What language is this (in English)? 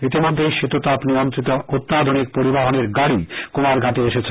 Bangla